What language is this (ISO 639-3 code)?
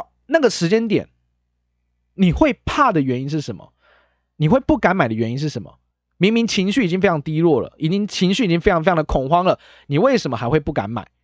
zho